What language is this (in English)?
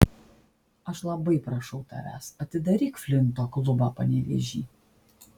Lithuanian